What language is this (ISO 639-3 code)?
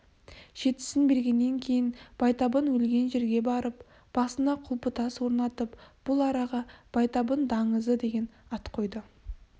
kaz